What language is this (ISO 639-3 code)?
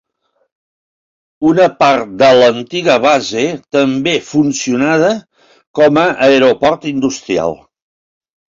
cat